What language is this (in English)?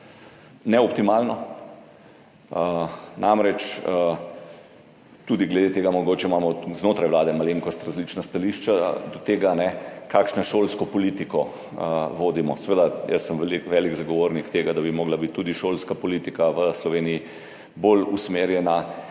Slovenian